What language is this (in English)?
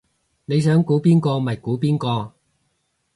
Cantonese